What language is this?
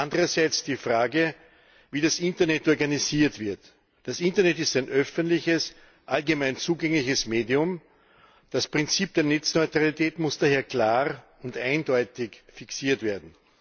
German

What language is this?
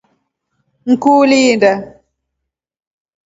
Rombo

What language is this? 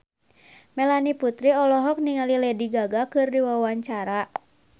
Sundanese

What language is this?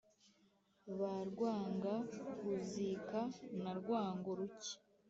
Kinyarwanda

